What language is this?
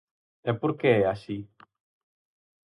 Galician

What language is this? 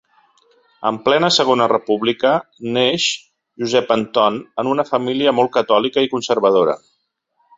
Catalan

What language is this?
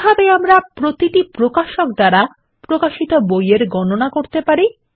Bangla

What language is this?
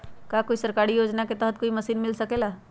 Magahi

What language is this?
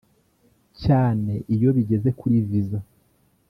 Kinyarwanda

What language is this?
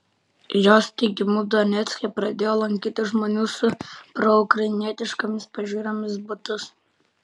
Lithuanian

